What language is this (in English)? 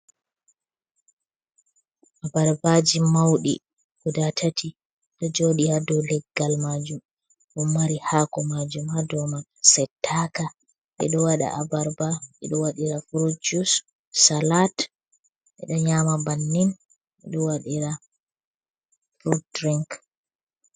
Fula